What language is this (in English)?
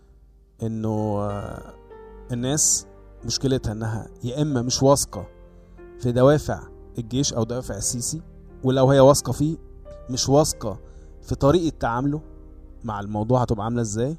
Arabic